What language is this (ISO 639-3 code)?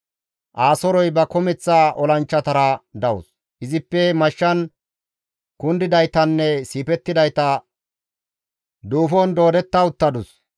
gmv